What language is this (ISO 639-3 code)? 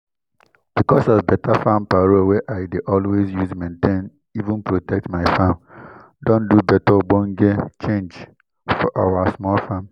pcm